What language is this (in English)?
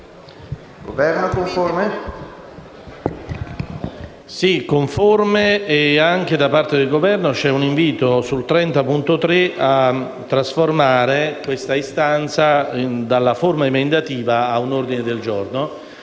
Italian